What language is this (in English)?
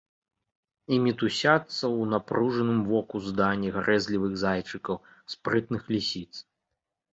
Belarusian